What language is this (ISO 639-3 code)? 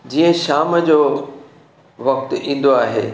snd